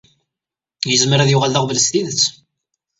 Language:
Kabyle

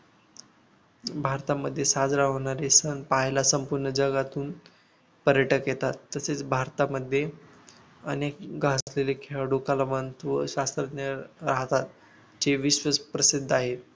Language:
Marathi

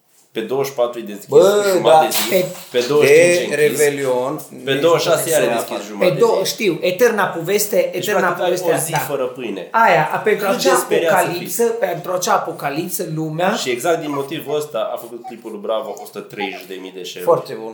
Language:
Romanian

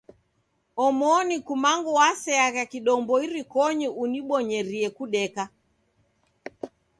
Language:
Taita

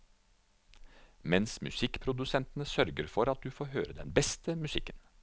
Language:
Norwegian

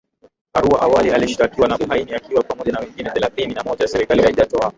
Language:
Swahili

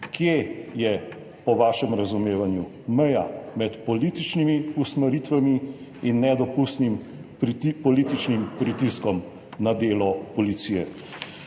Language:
Slovenian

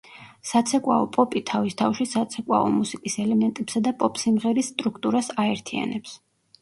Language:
Georgian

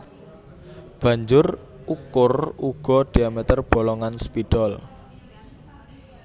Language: Javanese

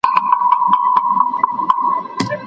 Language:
Pashto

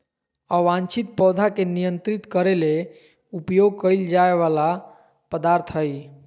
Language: Magahi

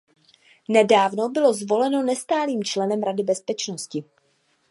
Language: Czech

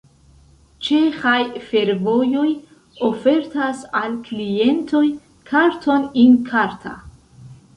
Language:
Esperanto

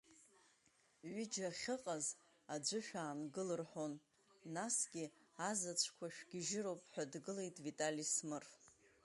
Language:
Abkhazian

